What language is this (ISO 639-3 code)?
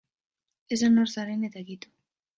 eus